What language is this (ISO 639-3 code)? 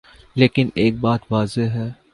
urd